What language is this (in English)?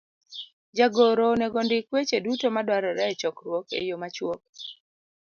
Luo (Kenya and Tanzania)